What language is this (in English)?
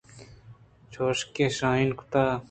Eastern Balochi